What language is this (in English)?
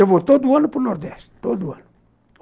Portuguese